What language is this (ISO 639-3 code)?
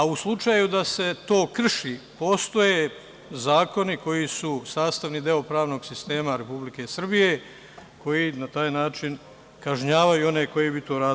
srp